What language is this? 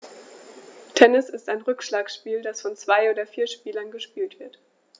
German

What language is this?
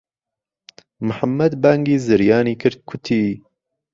Central Kurdish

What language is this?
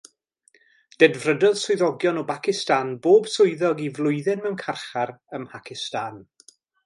Welsh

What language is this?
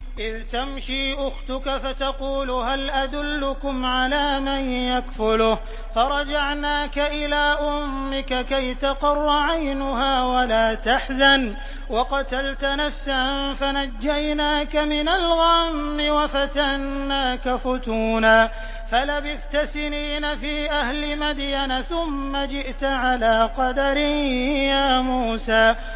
Arabic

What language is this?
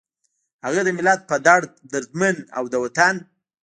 Pashto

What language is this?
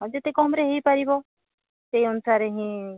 Odia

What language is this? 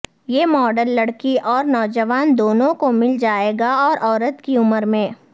Urdu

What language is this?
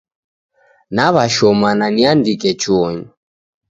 Taita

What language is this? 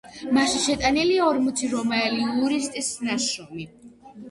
Georgian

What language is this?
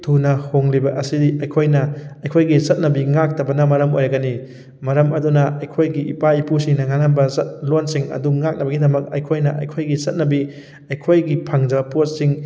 Manipuri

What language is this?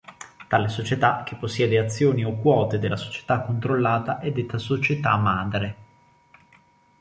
Italian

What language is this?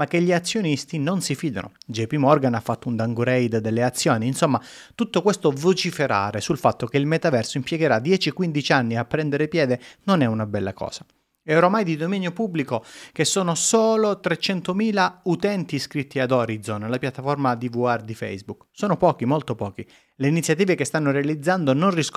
Italian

